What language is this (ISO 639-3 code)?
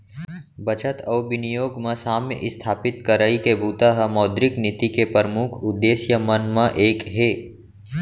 hne